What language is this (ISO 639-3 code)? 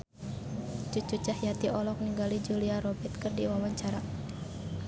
sun